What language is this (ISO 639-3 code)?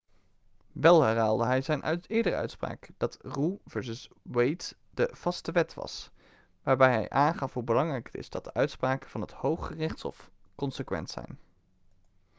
nld